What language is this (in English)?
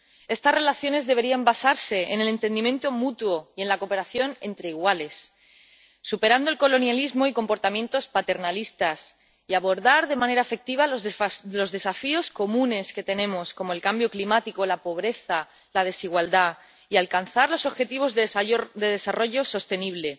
Spanish